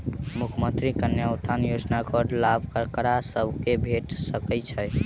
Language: Maithili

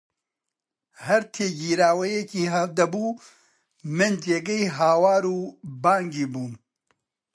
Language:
Central Kurdish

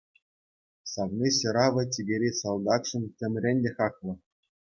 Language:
Chuvash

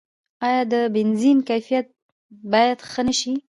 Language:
Pashto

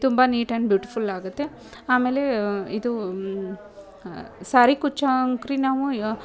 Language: Kannada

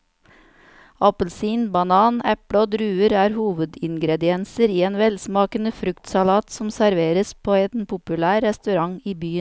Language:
Norwegian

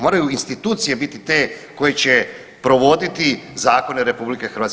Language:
Croatian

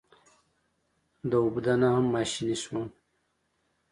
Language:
Pashto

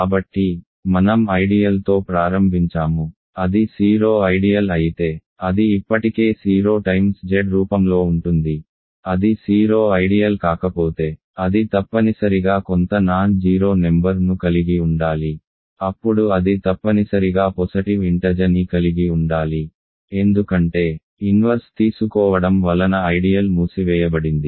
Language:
Telugu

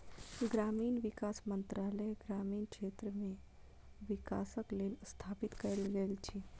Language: Maithili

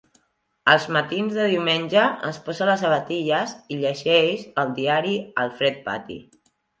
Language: Catalan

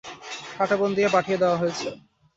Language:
Bangla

